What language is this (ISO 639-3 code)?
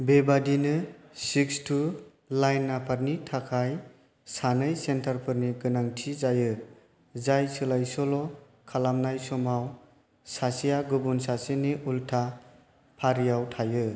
brx